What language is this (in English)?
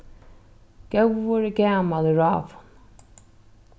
Faroese